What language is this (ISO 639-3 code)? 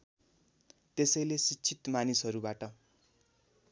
nep